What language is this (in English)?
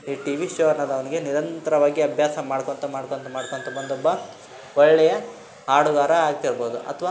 Kannada